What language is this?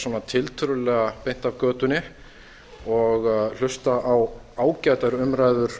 Icelandic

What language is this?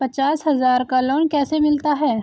Hindi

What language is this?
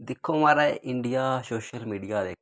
Dogri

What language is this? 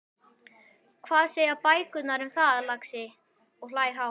Icelandic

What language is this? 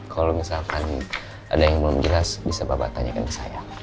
Indonesian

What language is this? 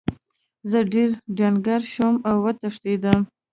Pashto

